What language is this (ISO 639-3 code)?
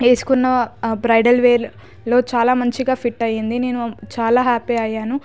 tel